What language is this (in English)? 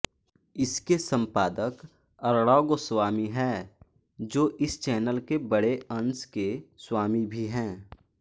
Hindi